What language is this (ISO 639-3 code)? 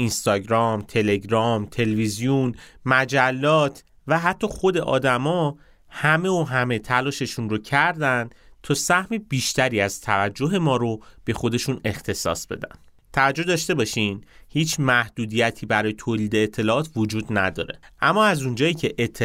fas